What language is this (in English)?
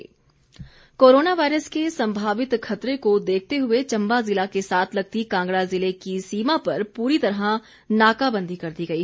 Hindi